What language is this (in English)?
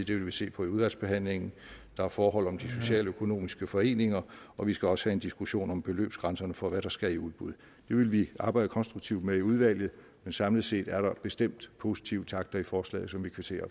Danish